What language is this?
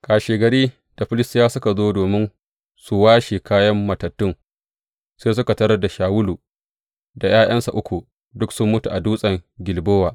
Hausa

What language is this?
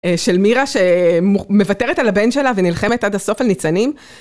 Hebrew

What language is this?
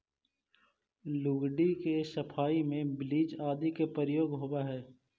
Magahi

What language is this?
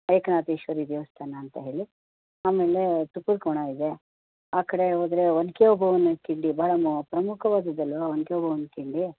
Kannada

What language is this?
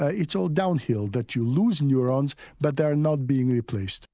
English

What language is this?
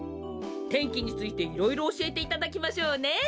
Japanese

